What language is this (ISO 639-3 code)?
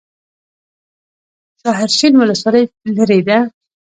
pus